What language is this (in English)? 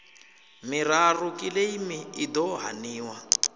Venda